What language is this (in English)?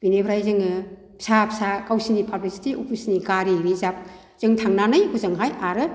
Bodo